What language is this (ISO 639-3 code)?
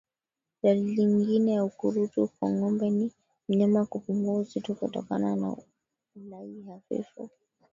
swa